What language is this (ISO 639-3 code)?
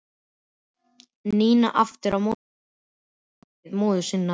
isl